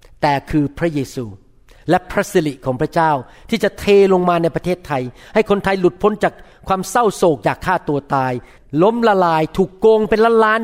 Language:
Thai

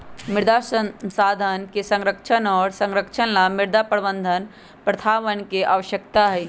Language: Magahi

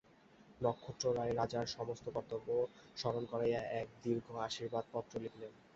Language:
Bangla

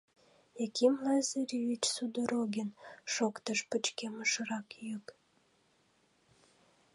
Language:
Mari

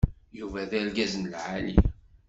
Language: Kabyle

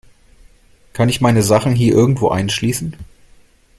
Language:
German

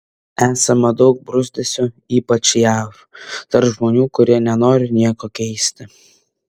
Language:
Lithuanian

